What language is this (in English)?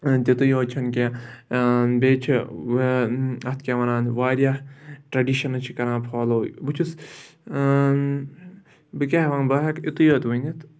Kashmiri